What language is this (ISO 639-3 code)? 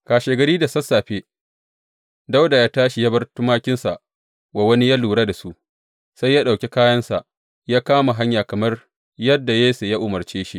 hau